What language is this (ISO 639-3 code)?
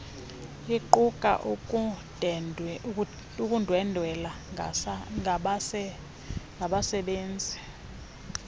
xho